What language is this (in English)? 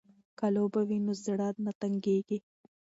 Pashto